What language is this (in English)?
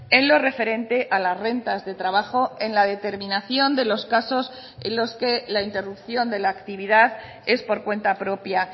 Spanish